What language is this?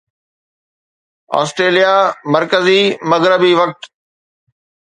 Sindhi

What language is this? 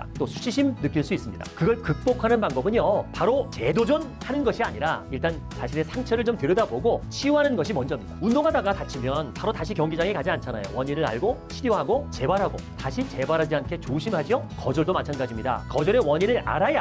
Korean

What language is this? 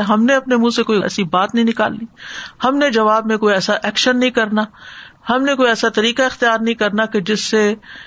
Urdu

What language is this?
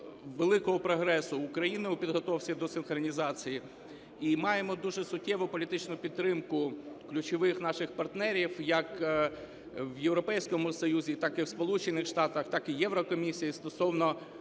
Ukrainian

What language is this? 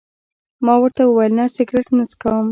Pashto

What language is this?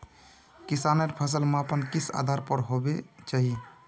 Magahi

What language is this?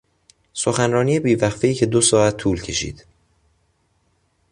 Persian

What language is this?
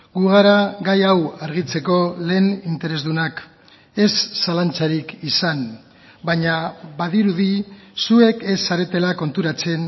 Basque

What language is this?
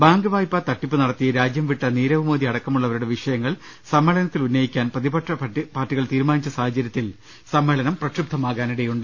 Malayalam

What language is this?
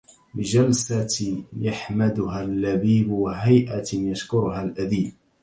Arabic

